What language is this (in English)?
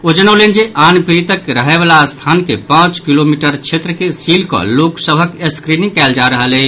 Maithili